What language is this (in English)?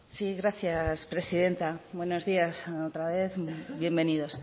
Spanish